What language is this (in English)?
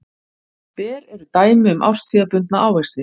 Icelandic